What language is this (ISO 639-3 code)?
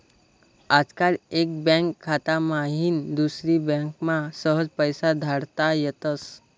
mar